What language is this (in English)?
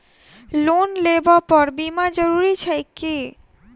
Maithili